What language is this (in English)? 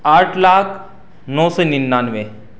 Urdu